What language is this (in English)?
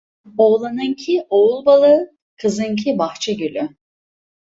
Turkish